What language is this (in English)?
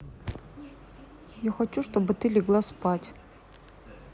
Russian